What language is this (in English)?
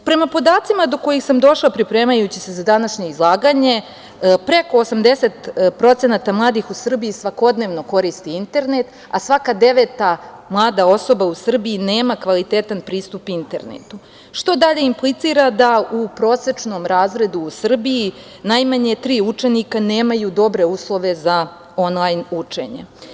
Serbian